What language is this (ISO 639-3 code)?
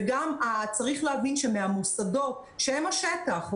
heb